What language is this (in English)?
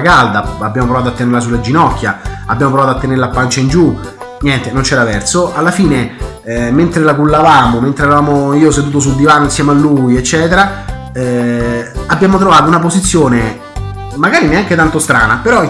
Italian